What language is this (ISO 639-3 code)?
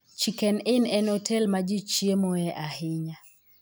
luo